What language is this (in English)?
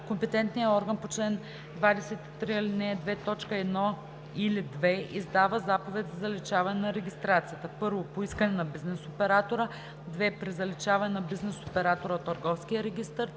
Bulgarian